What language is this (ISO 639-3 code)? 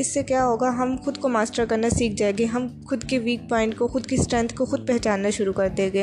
urd